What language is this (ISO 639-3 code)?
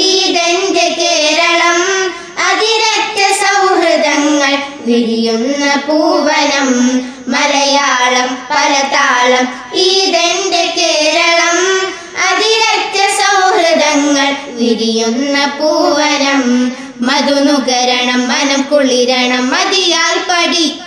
mal